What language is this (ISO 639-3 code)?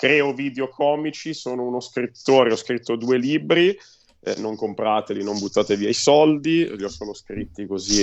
ita